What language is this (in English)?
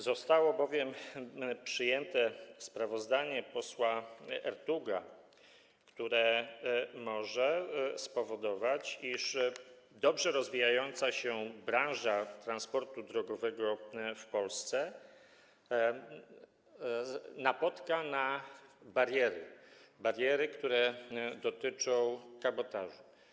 Polish